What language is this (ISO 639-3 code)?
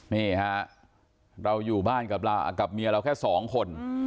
tha